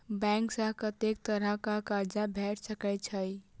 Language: Maithili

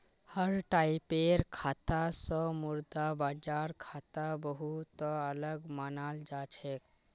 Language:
Magahi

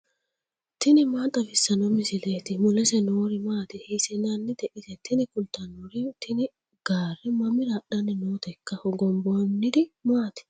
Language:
Sidamo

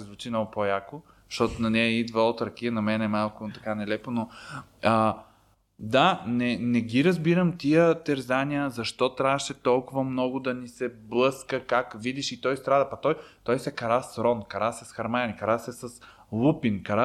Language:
Bulgarian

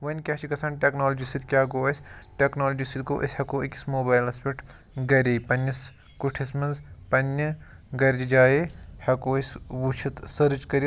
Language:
Kashmiri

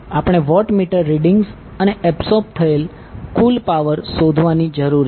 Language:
Gujarati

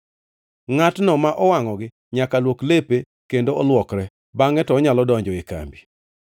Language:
Luo (Kenya and Tanzania)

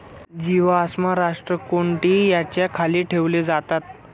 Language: Marathi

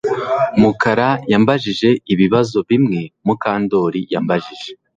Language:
Kinyarwanda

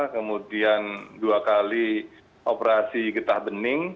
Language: Indonesian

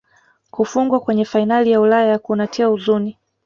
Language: Swahili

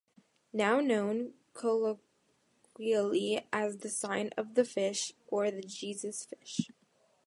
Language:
English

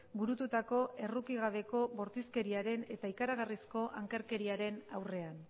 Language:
Basque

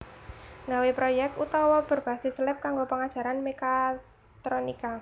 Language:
Javanese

